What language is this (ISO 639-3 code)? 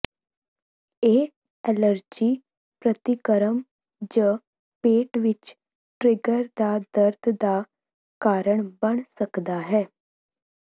pan